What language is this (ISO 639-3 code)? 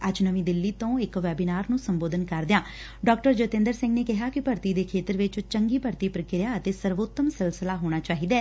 pan